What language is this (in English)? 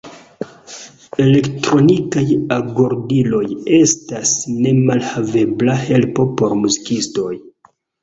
Esperanto